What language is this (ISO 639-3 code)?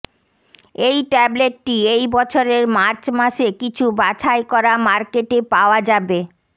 ben